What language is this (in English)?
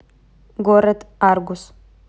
Russian